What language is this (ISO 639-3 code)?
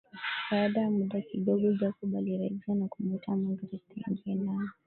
swa